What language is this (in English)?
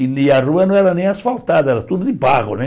Portuguese